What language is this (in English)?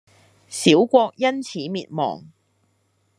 Cantonese